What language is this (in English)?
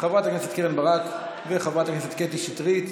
Hebrew